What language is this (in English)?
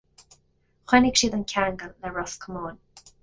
Irish